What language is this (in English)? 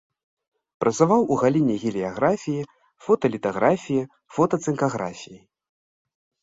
Belarusian